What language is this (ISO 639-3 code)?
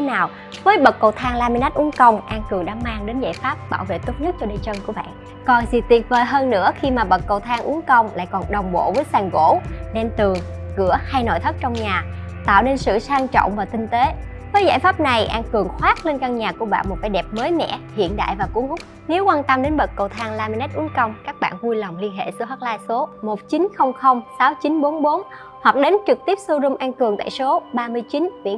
vie